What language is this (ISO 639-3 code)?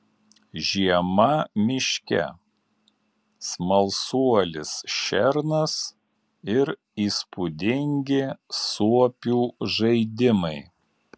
lit